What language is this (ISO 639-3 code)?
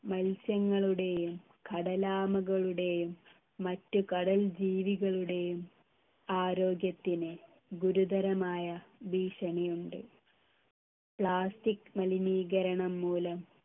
mal